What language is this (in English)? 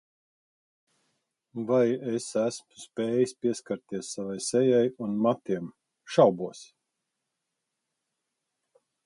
Latvian